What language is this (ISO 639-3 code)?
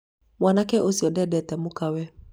kik